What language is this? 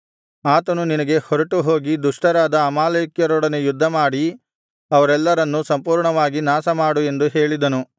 Kannada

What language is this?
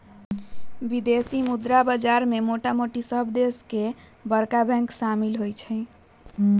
Magahi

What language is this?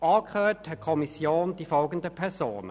Swiss German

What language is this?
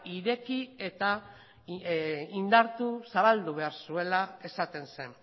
Basque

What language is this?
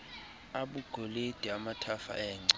Xhosa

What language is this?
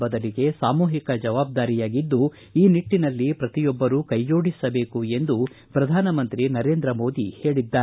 Kannada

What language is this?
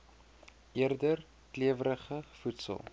Afrikaans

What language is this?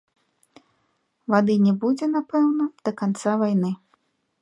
Belarusian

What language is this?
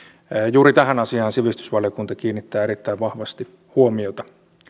Finnish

